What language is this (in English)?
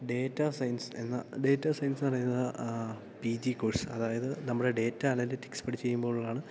Malayalam